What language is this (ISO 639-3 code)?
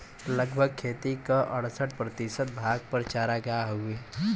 bho